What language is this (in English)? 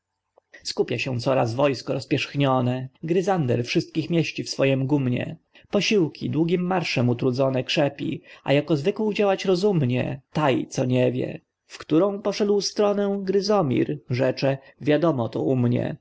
Polish